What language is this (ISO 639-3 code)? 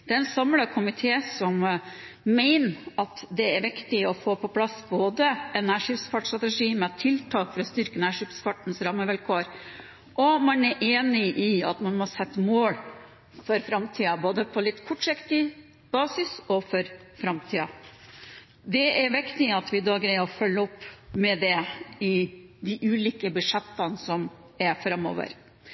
nob